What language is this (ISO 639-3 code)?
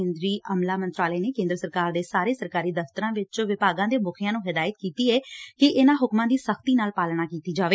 pan